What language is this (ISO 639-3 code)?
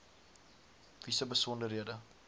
afr